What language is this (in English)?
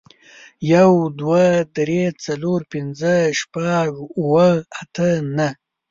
Pashto